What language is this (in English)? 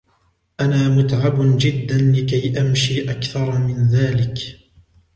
Arabic